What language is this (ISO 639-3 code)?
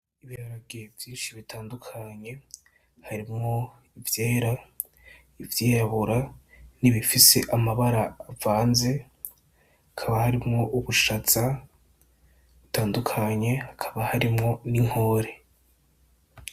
run